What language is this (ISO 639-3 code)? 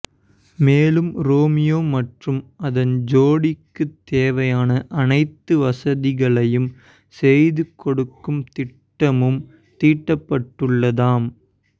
tam